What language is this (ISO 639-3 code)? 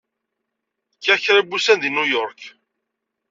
kab